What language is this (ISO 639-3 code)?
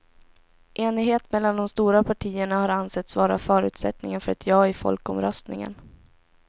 swe